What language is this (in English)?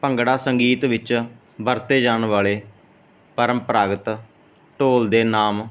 Punjabi